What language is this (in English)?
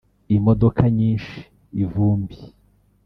Kinyarwanda